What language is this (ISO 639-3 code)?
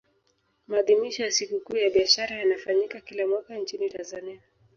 swa